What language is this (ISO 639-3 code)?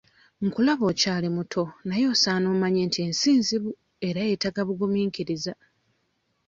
lug